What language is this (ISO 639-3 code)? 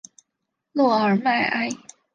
zho